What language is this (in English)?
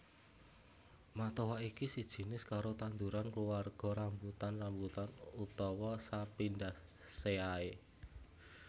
Javanese